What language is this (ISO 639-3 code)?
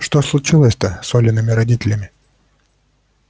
rus